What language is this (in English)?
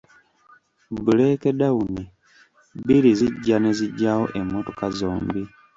Ganda